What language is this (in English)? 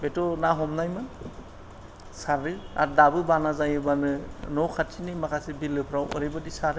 Bodo